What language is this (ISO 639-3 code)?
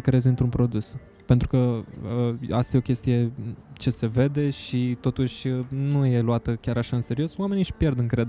ron